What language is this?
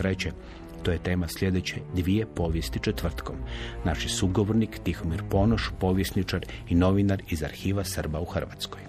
Croatian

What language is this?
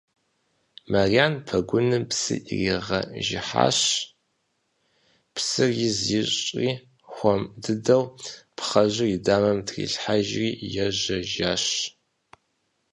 Kabardian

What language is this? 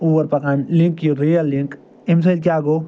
Kashmiri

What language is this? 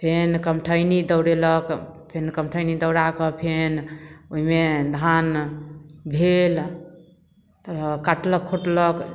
Maithili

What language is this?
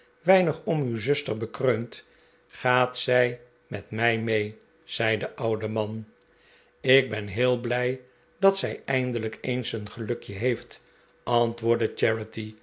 Dutch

